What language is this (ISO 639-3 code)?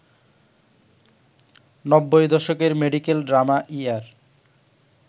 ben